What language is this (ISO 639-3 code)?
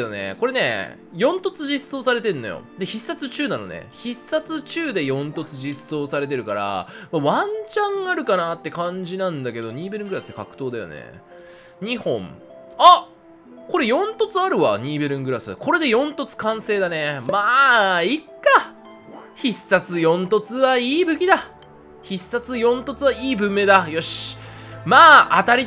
jpn